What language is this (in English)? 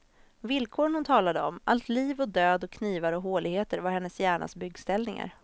Swedish